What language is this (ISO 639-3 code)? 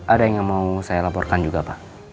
ind